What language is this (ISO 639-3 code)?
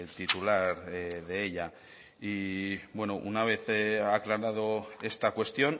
spa